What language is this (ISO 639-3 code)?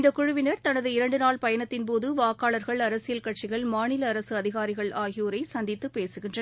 tam